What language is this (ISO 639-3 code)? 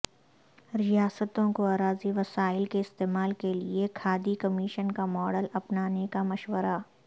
urd